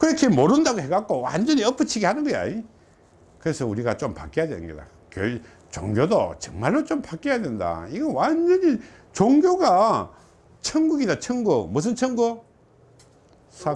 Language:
Korean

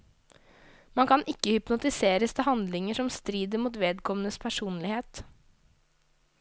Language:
Norwegian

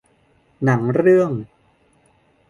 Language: Thai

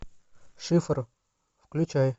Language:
Russian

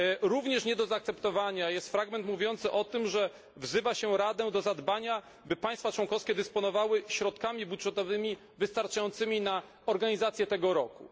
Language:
Polish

